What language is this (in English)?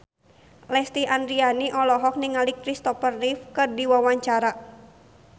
Sundanese